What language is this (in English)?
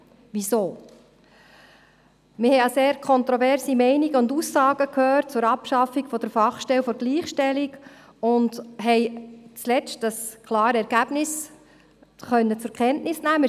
Swiss German